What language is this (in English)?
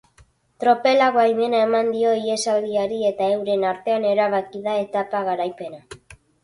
Basque